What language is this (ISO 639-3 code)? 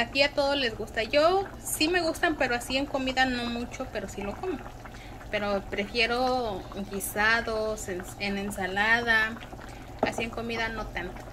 spa